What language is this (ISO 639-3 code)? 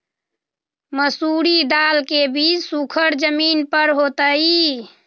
mag